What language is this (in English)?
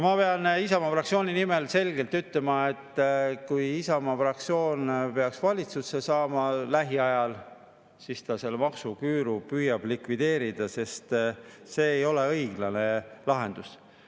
Estonian